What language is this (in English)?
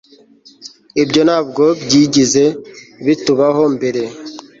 Kinyarwanda